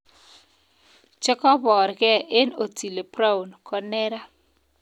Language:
Kalenjin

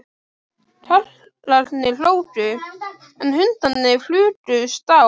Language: Icelandic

